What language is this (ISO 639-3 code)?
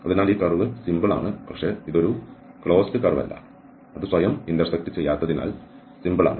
mal